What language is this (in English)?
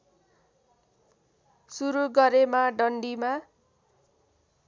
Nepali